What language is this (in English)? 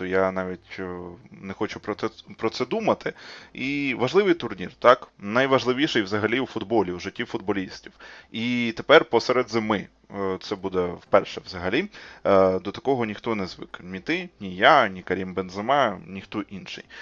Ukrainian